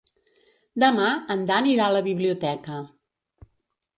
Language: Catalan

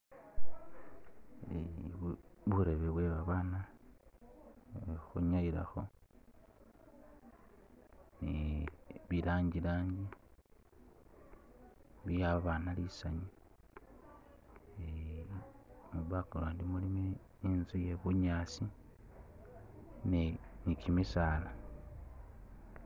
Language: Masaaba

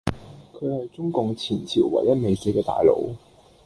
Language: Cantonese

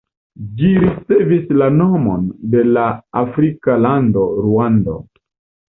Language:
Esperanto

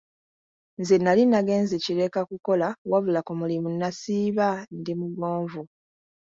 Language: Ganda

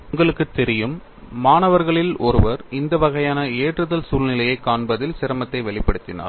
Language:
Tamil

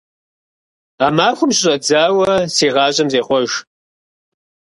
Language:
Kabardian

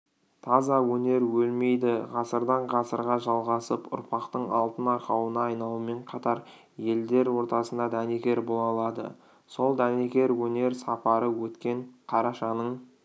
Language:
Kazakh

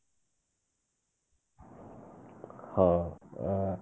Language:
Odia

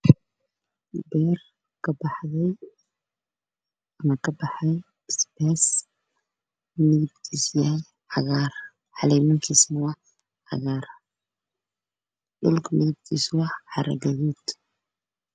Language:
Somali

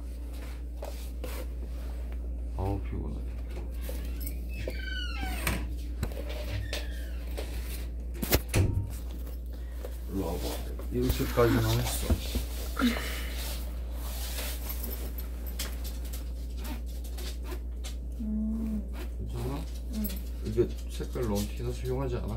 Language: Korean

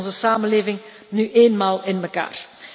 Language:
Dutch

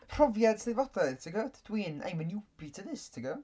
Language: Welsh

